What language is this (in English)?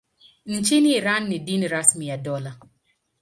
Swahili